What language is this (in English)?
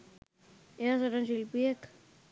Sinhala